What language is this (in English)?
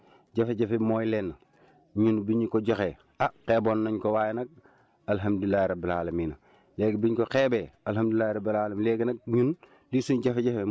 Wolof